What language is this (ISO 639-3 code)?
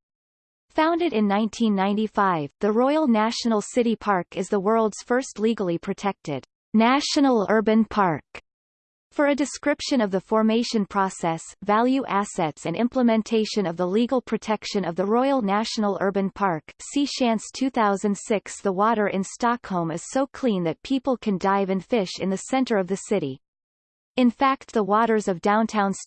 eng